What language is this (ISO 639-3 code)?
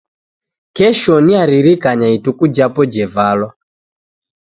dav